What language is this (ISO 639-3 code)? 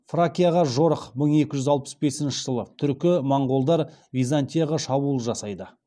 kaz